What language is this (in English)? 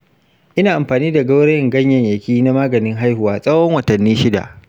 Hausa